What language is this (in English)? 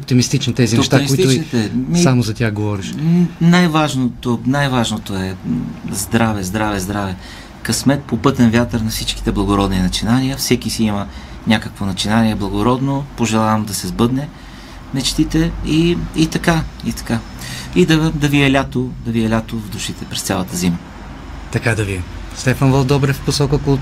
Bulgarian